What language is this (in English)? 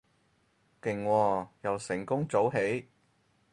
Cantonese